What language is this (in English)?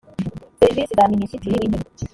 Kinyarwanda